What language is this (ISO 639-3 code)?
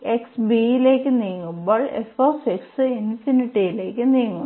mal